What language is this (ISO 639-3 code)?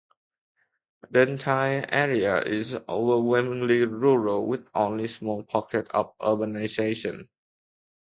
eng